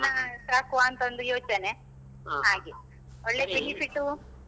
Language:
Kannada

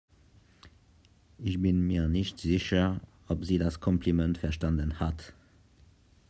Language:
German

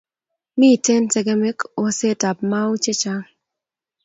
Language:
Kalenjin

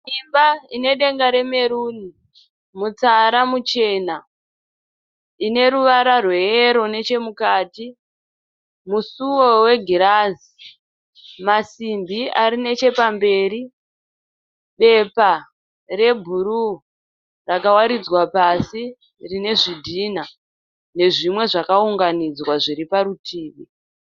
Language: Shona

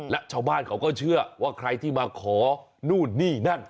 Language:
Thai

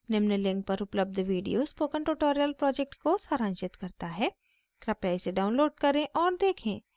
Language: Hindi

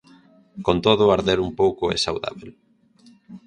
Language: Galician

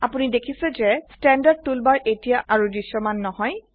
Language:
Assamese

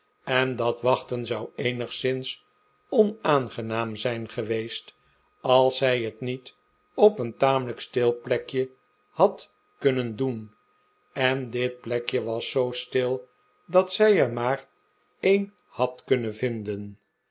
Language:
Dutch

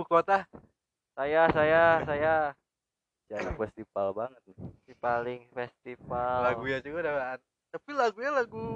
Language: Indonesian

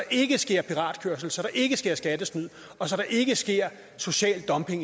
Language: Danish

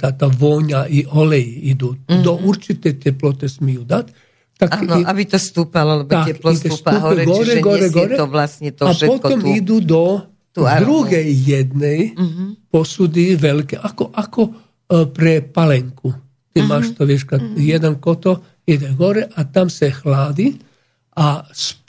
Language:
Slovak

